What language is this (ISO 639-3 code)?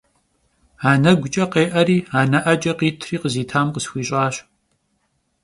kbd